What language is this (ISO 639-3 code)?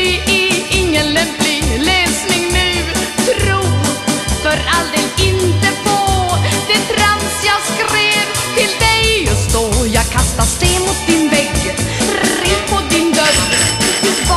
swe